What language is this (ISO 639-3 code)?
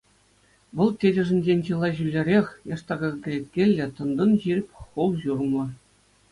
chv